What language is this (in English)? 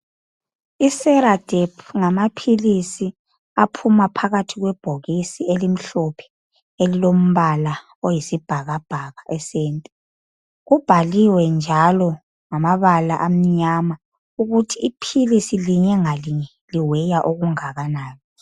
North Ndebele